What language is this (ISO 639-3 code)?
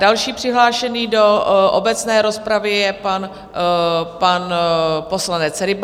ces